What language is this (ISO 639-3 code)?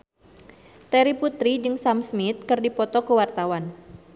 sun